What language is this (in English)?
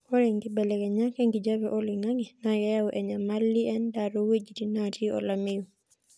Masai